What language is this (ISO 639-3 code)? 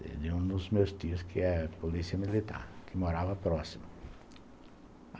por